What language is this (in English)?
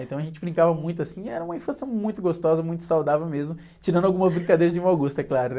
Portuguese